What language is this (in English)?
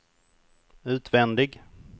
Swedish